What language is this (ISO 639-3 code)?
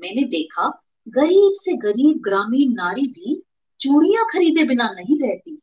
hin